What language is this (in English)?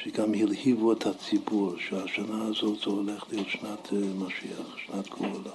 Hebrew